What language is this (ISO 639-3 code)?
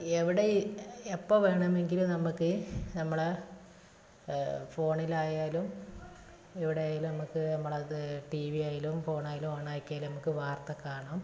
mal